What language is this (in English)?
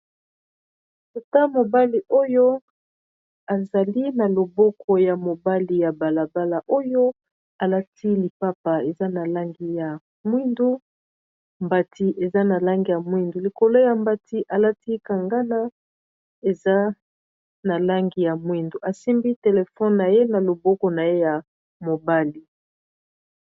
Lingala